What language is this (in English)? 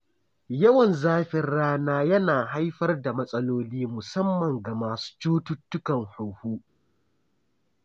Hausa